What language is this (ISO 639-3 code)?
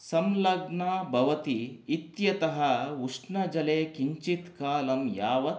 san